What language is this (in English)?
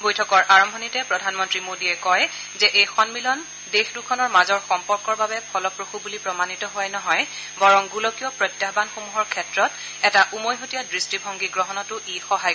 Assamese